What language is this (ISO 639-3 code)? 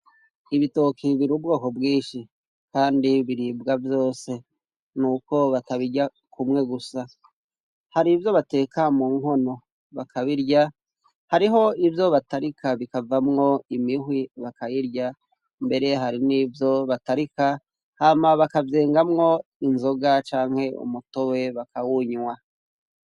run